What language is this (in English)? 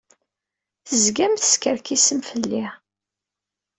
Kabyle